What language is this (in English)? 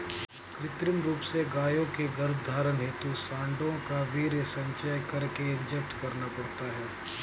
Hindi